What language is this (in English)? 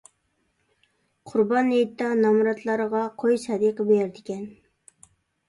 Uyghur